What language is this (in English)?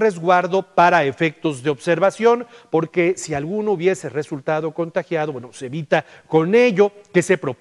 Spanish